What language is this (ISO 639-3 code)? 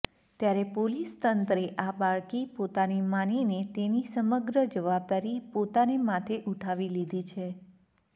guj